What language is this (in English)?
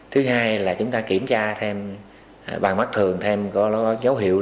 Vietnamese